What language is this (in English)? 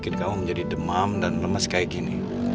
Indonesian